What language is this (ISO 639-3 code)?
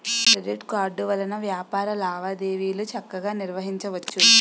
tel